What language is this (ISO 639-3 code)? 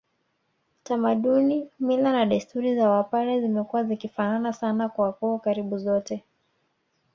swa